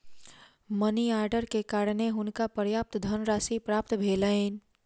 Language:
Maithili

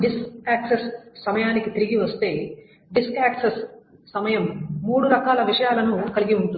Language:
Telugu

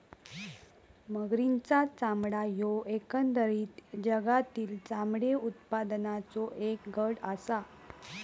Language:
Marathi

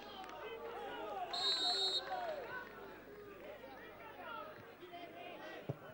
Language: Romanian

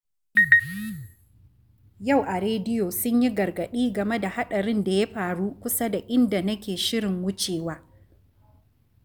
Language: Hausa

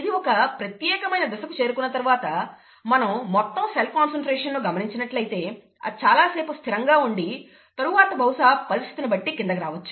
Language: Telugu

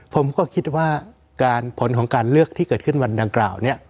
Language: Thai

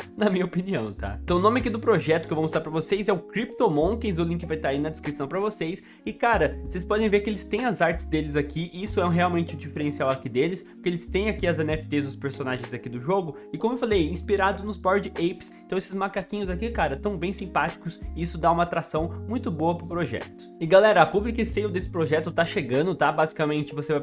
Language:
Portuguese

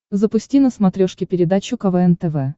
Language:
Russian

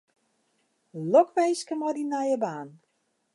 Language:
Western Frisian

